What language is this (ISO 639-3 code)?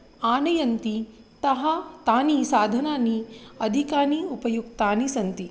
san